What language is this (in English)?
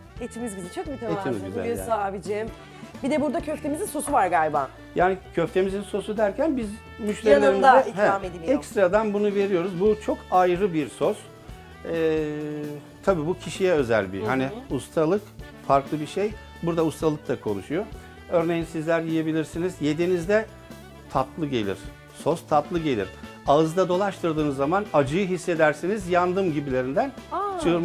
Turkish